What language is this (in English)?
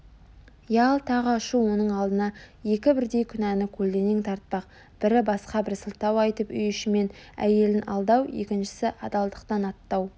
Kazakh